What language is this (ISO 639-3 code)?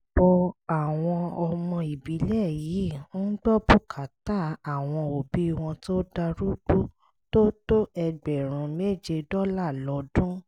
yor